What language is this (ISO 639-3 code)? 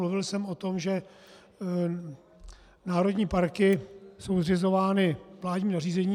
ces